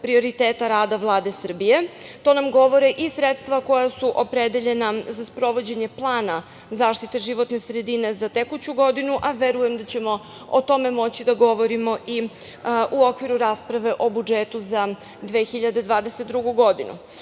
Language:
Serbian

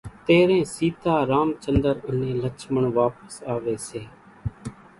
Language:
Kachi Koli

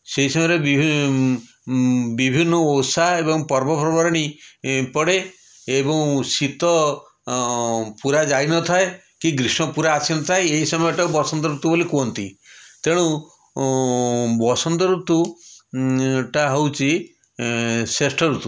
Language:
Odia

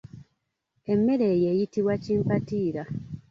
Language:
Ganda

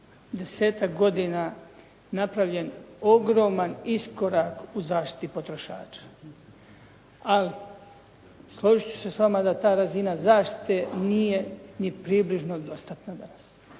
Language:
Croatian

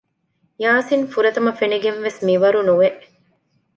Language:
Divehi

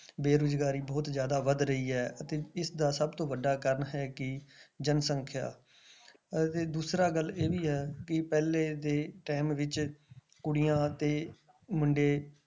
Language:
Punjabi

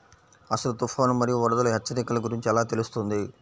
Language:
Telugu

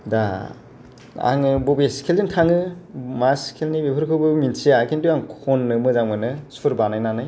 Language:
Bodo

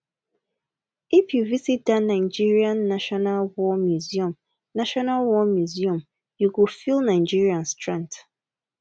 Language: Nigerian Pidgin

